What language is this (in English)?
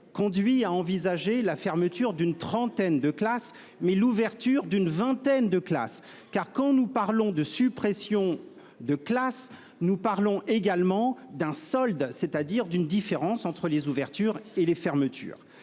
French